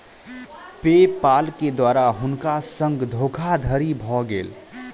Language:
Maithili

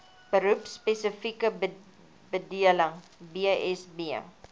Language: Afrikaans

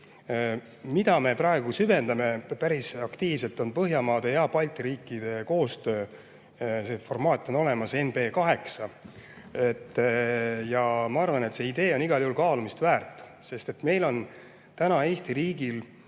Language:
Estonian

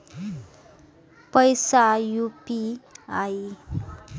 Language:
Maithili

